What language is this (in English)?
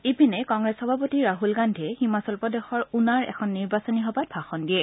Assamese